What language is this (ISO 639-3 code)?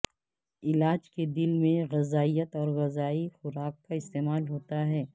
urd